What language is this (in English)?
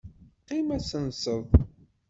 Kabyle